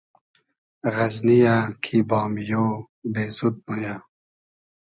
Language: Hazaragi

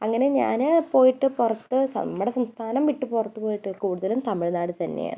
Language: Malayalam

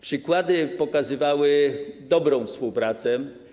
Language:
Polish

